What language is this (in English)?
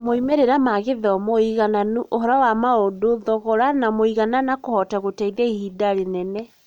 Kikuyu